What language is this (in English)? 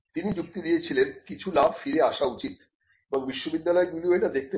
Bangla